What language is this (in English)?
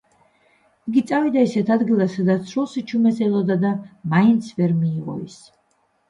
Georgian